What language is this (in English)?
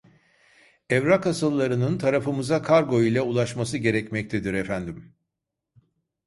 Turkish